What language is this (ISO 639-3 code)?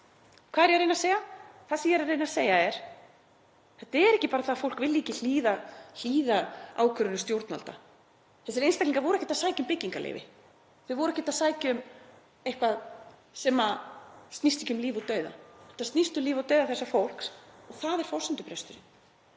isl